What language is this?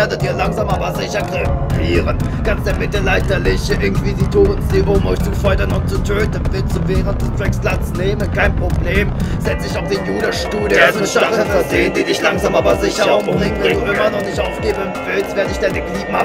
German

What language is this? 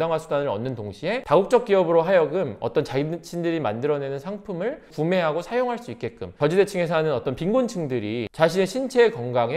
Korean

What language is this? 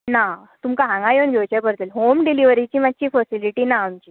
Konkani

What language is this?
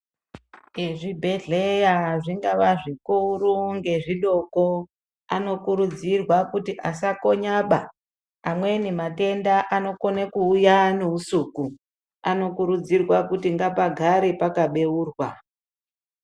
Ndau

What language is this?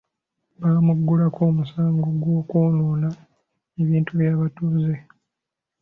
Ganda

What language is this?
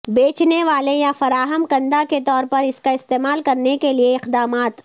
Urdu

